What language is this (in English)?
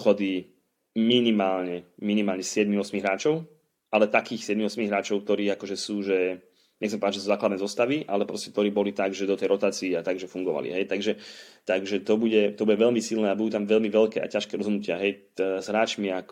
Slovak